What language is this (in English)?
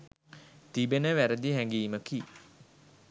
Sinhala